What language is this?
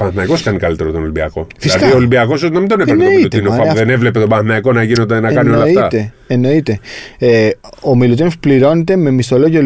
Greek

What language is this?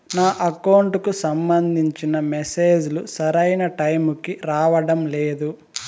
Telugu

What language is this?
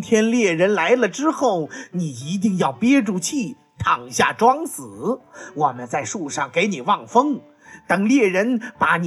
Chinese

